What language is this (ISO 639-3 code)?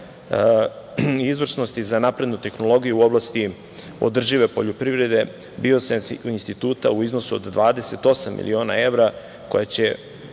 srp